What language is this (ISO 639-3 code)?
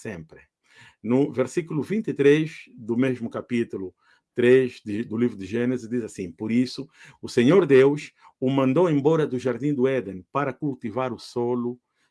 por